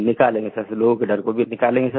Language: Hindi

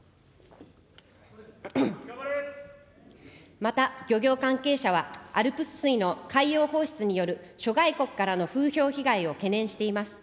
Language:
Japanese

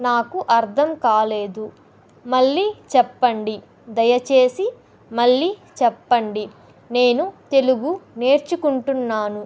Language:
Telugu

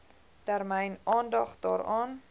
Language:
Afrikaans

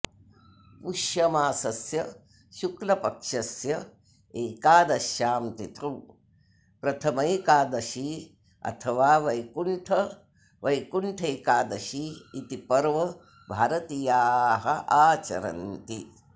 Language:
Sanskrit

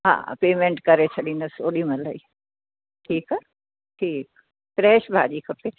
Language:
Sindhi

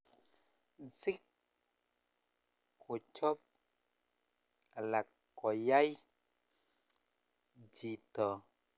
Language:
Kalenjin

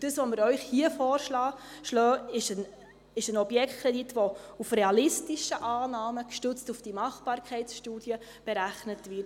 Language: Swiss German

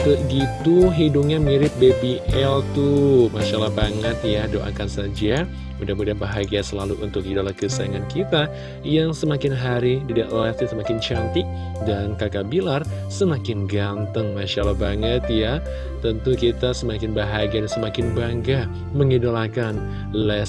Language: Indonesian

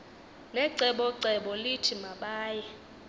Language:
Xhosa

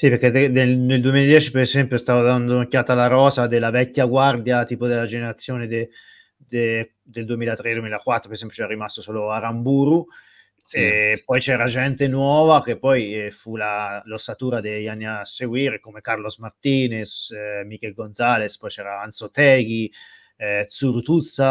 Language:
Italian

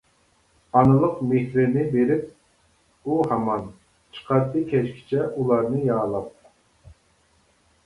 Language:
Uyghur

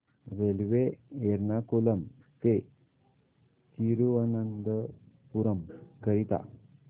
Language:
Marathi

